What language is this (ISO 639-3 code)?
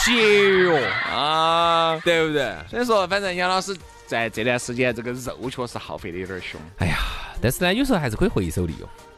zho